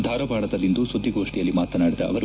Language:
Kannada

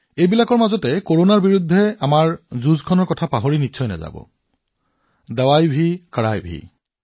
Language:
Assamese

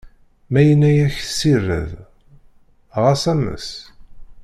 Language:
Kabyle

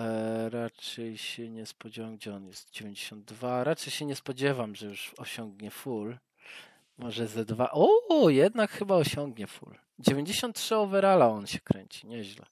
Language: Polish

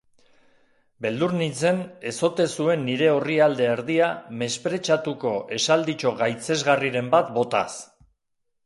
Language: Basque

